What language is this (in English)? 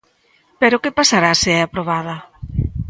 Galician